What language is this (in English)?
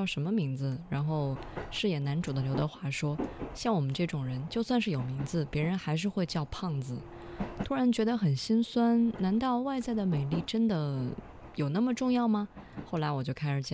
Chinese